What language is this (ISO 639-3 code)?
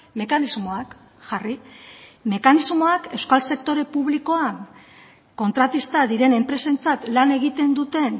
eus